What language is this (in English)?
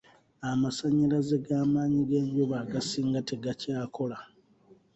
Ganda